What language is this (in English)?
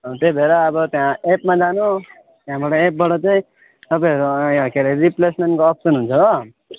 Nepali